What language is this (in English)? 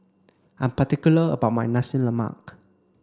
English